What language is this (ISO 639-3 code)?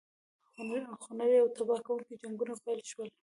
pus